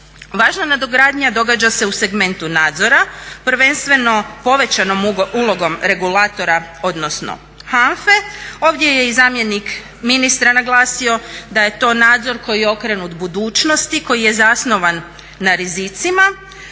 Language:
Croatian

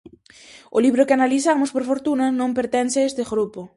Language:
Galician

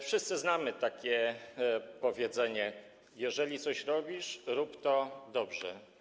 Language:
Polish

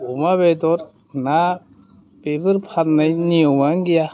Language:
Bodo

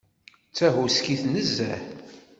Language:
Kabyle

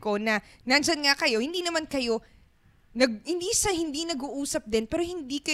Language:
Filipino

